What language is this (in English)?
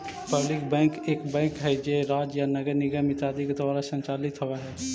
Magahi